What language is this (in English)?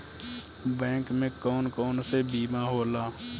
Bhojpuri